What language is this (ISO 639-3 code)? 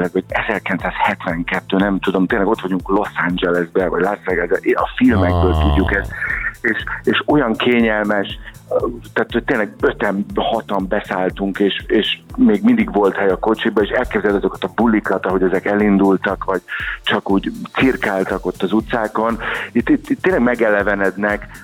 hun